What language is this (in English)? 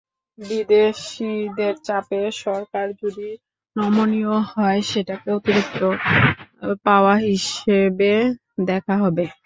Bangla